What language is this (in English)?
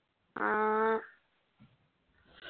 Malayalam